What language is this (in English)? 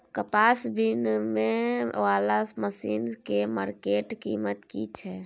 Maithili